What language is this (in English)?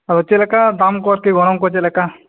Santali